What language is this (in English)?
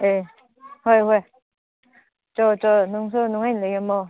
Manipuri